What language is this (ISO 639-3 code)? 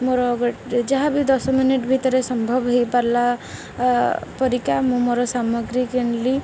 ori